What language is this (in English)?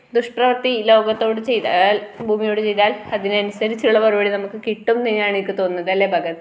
Malayalam